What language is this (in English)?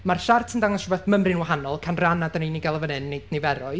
Welsh